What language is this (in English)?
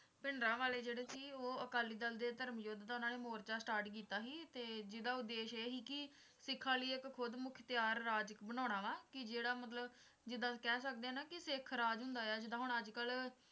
Punjabi